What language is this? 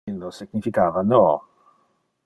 Interlingua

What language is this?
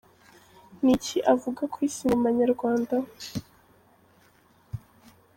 Kinyarwanda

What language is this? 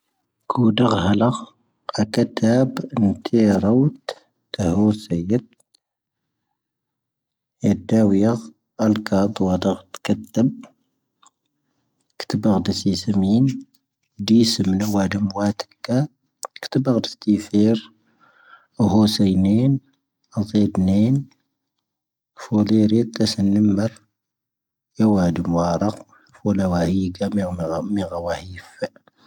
Tahaggart Tamahaq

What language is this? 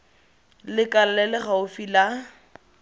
Tswana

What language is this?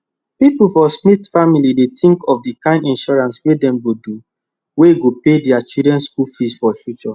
Nigerian Pidgin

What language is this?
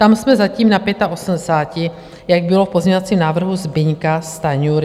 Czech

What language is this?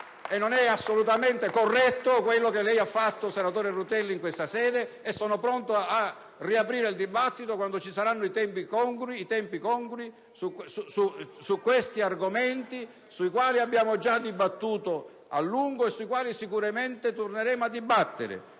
Italian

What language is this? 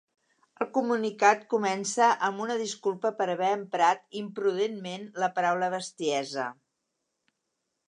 Catalan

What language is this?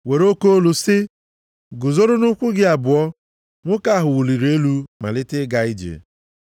Igbo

